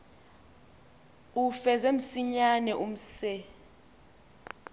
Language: Xhosa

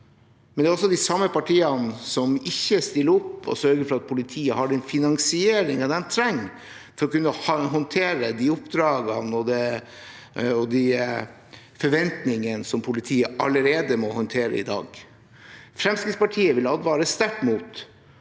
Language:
Norwegian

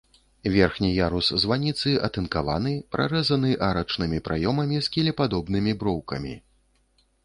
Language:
Belarusian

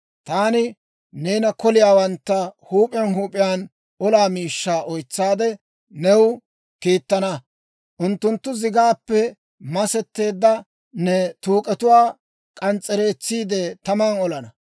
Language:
Dawro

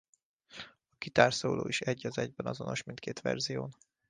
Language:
Hungarian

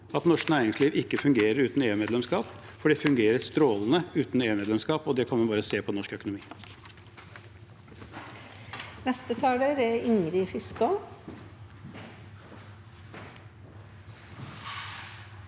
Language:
Norwegian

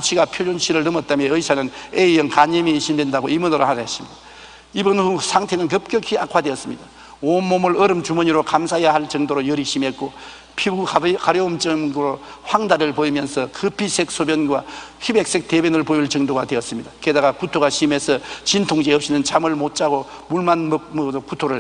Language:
Korean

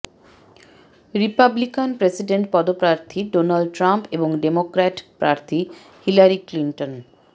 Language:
Bangla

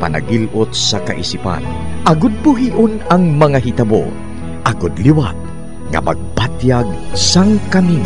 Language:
Filipino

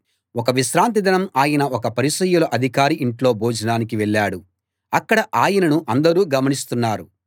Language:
Telugu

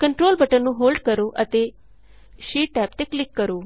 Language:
Punjabi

